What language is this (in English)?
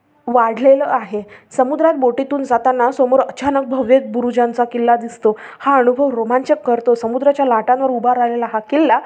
Marathi